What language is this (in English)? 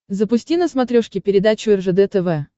Russian